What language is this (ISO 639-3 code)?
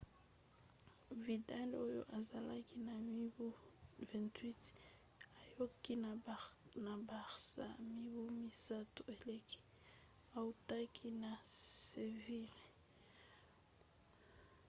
lin